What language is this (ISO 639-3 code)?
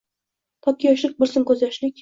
uzb